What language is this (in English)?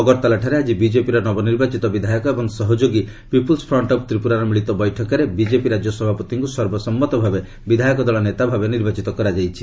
Odia